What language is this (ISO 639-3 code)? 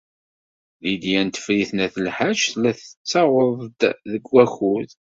kab